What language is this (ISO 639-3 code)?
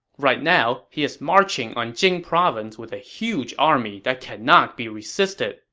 eng